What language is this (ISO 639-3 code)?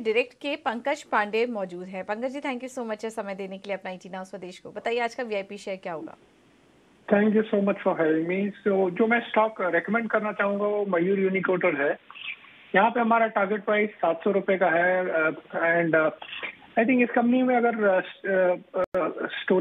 hin